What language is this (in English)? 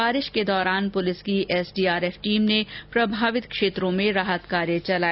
Hindi